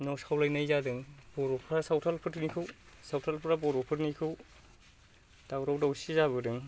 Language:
Bodo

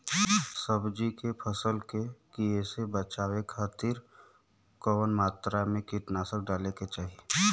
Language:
Bhojpuri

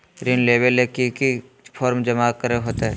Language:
Magahi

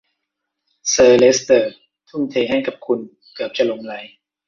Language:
Thai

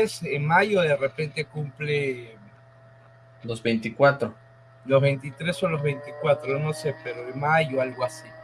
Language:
Spanish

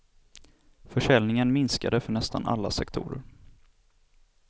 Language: Swedish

